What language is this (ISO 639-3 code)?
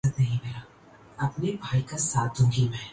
urd